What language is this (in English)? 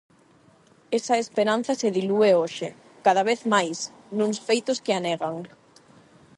Galician